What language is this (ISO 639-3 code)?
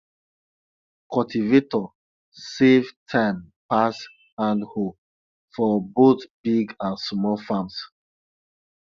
pcm